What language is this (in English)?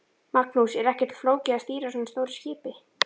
Icelandic